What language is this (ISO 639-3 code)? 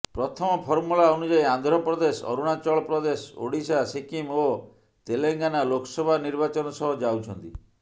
ori